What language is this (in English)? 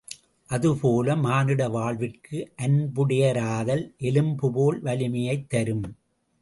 Tamil